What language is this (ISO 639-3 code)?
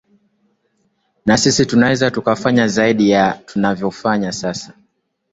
swa